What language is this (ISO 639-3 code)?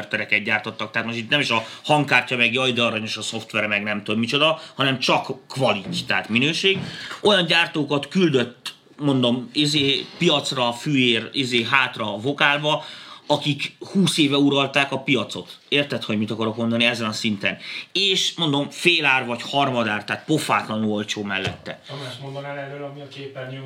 hun